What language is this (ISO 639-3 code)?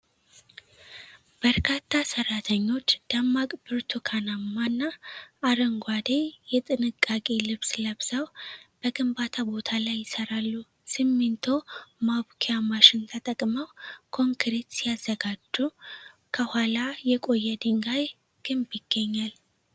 amh